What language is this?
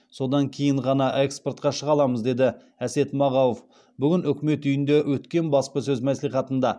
Kazakh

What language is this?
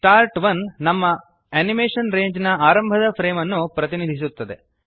Kannada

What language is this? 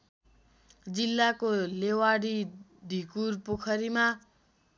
Nepali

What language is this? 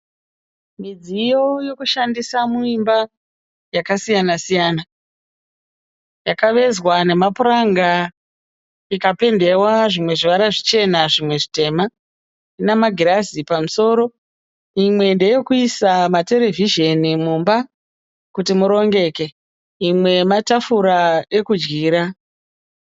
Shona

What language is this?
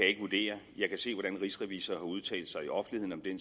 Danish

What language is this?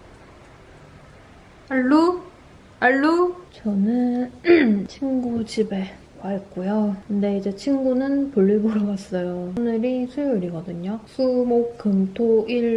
Korean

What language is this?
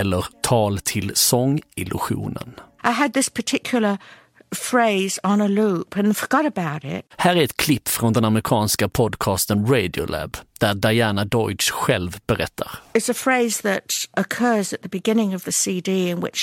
Swedish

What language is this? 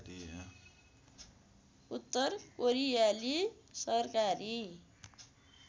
Nepali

